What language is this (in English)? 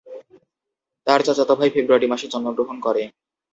Bangla